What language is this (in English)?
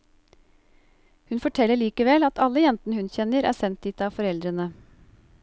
Norwegian